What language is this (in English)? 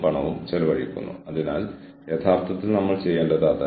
Malayalam